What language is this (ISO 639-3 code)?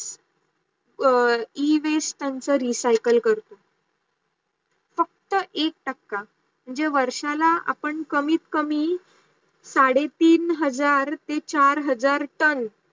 mar